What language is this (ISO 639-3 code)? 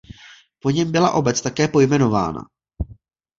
ces